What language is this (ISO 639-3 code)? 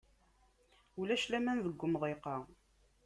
kab